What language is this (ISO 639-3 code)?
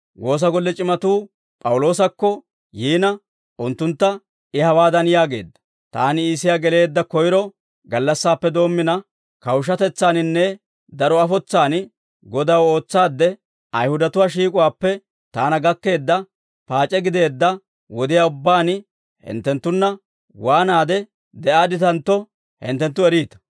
dwr